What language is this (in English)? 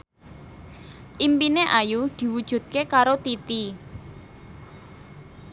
Javanese